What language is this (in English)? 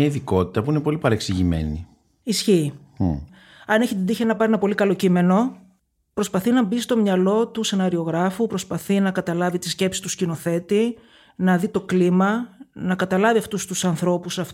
Greek